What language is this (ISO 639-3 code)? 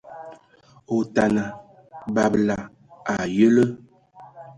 ewo